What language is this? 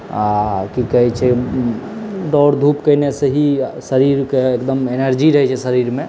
Maithili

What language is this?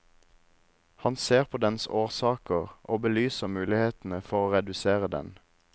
Norwegian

